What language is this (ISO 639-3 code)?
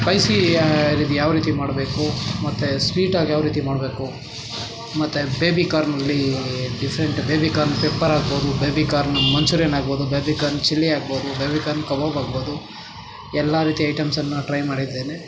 kan